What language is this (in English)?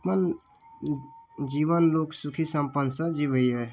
Maithili